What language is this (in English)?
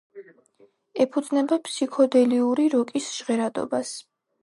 Georgian